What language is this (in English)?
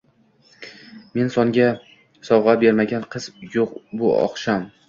Uzbek